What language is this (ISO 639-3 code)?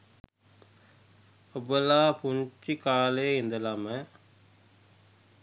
sin